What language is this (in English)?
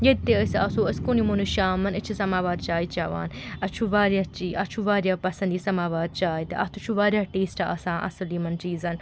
Kashmiri